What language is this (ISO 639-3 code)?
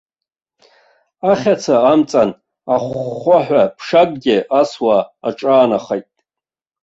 abk